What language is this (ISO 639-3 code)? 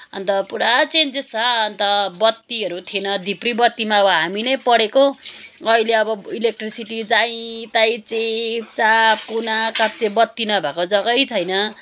nep